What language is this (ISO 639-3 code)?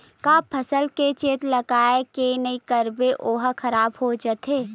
hne